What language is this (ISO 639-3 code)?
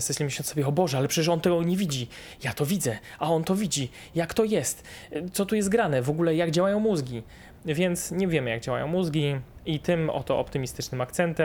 pol